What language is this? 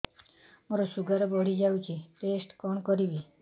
Odia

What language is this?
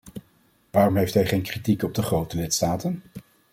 Dutch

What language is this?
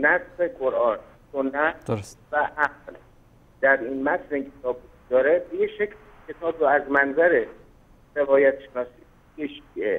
Persian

